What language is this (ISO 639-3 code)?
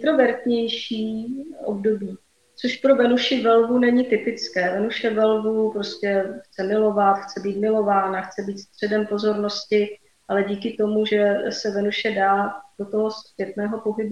ces